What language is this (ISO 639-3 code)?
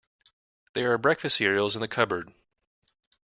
eng